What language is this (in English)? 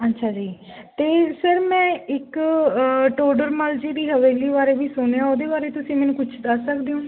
Punjabi